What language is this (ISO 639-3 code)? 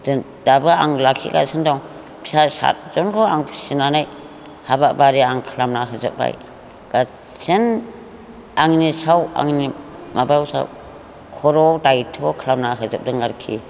brx